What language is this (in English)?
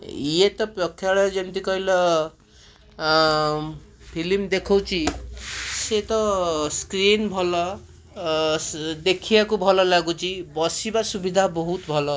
Odia